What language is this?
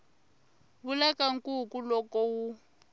Tsonga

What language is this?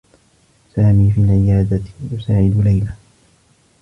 Arabic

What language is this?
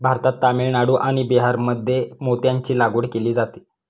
Marathi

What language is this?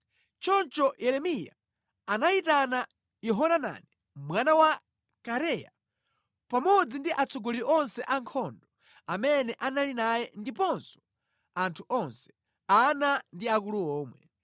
Nyanja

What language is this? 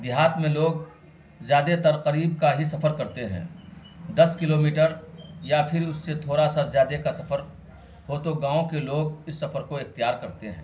Urdu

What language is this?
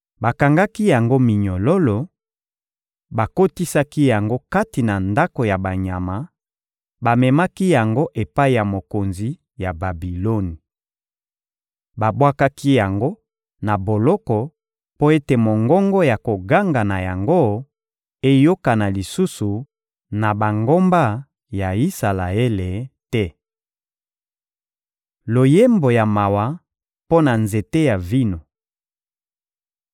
Lingala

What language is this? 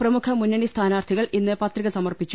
Malayalam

